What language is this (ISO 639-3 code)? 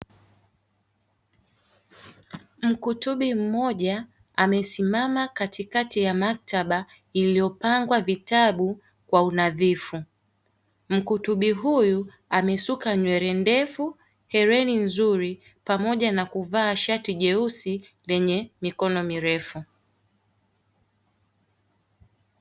swa